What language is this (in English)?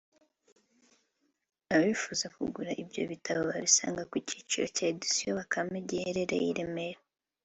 Kinyarwanda